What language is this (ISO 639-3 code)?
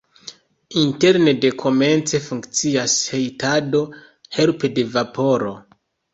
epo